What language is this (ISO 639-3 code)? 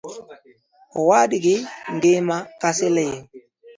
luo